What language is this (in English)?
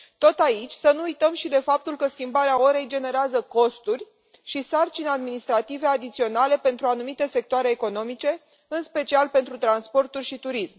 Romanian